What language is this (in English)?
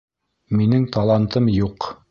Bashkir